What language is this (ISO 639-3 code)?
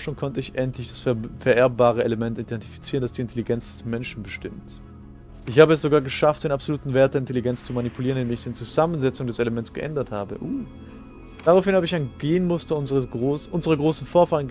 deu